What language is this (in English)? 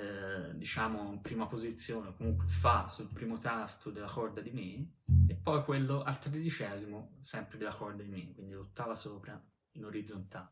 Italian